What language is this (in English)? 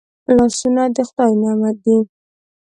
Pashto